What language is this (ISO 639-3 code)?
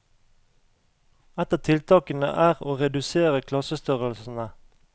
nor